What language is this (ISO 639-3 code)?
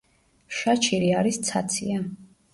kat